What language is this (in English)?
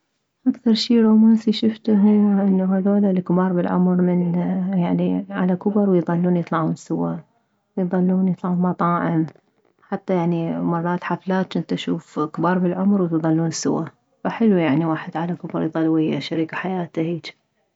Mesopotamian Arabic